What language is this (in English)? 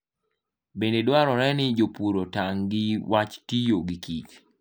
Luo (Kenya and Tanzania)